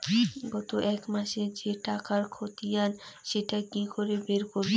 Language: Bangla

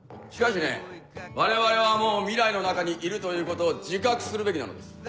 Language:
Japanese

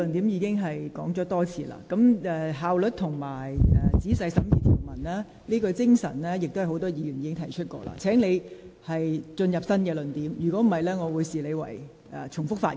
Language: Cantonese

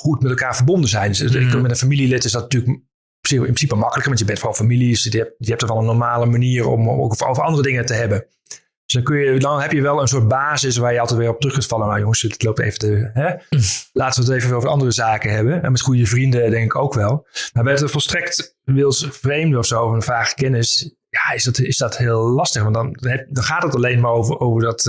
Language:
Dutch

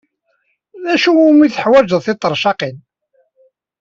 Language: Kabyle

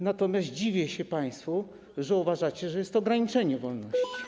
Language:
Polish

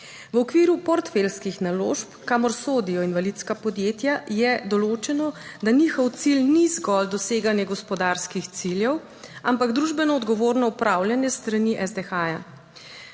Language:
Slovenian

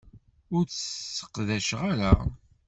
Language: Kabyle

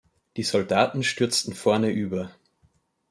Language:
German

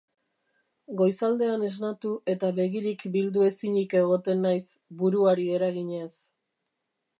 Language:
Basque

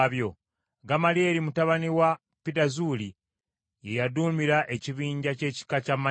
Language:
Ganda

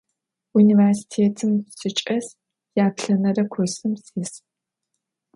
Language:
Adyghe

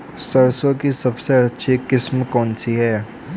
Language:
Hindi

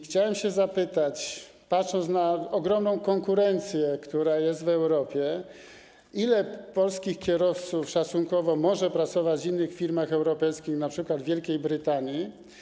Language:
Polish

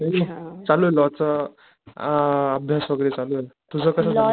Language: Marathi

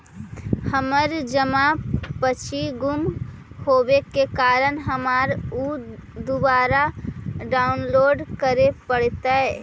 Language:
Magahi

